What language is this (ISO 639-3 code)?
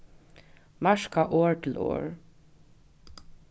fao